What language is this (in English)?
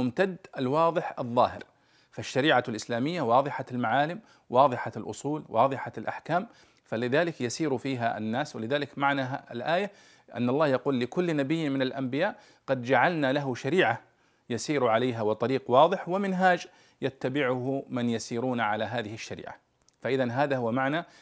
Arabic